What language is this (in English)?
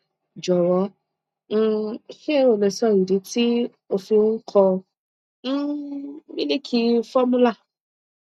Yoruba